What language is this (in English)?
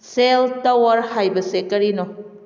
Manipuri